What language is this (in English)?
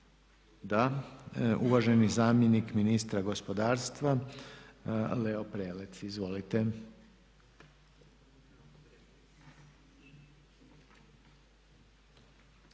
Croatian